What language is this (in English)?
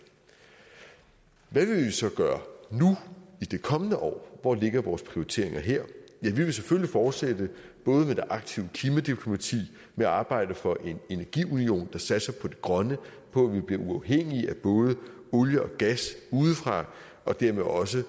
Danish